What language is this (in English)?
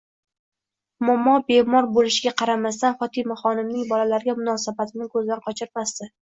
Uzbek